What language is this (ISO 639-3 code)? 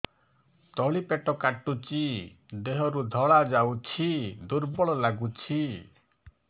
ori